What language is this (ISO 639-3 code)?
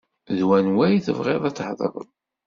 kab